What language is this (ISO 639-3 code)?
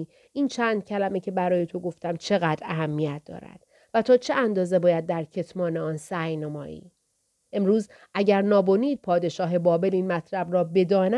fas